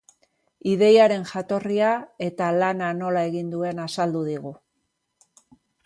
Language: Basque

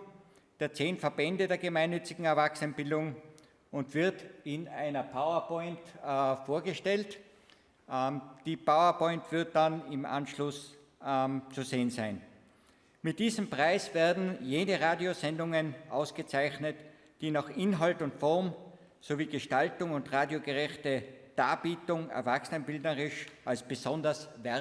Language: German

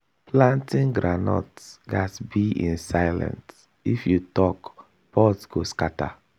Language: Nigerian Pidgin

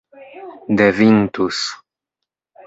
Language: Esperanto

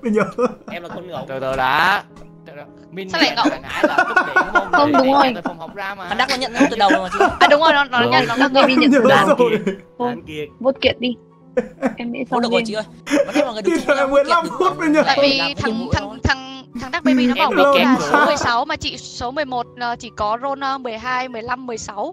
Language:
Vietnamese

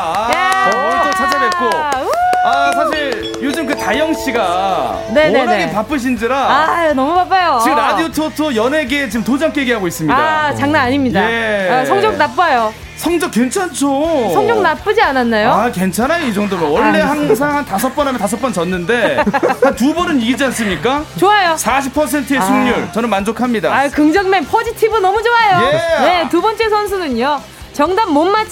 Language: Korean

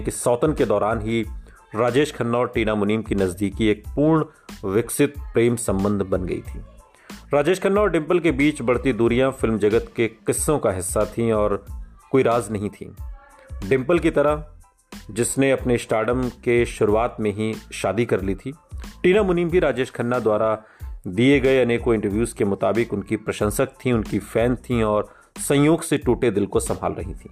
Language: Hindi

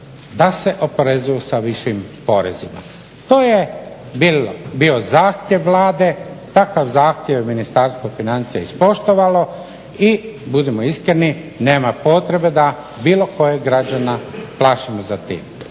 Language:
Croatian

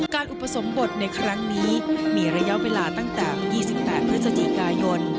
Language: Thai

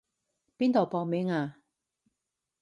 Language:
Cantonese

